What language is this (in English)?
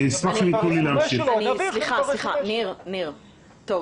Hebrew